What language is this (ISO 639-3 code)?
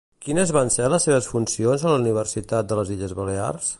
cat